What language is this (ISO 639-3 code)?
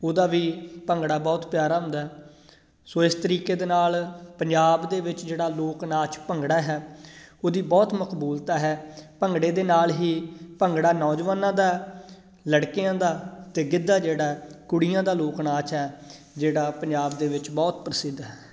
pan